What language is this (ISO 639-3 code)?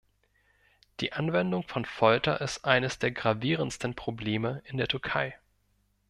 deu